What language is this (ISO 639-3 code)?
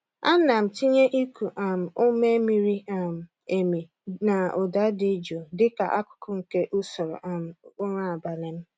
ibo